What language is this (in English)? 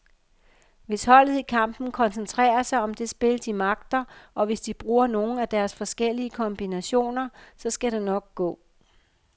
Danish